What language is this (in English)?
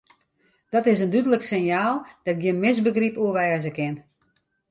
Western Frisian